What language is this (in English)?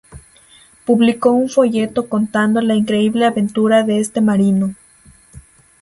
Spanish